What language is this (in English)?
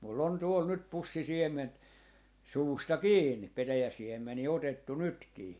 Finnish